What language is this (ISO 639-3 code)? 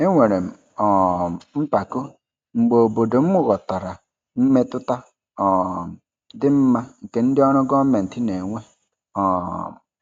ibo